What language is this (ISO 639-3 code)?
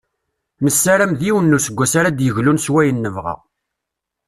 kab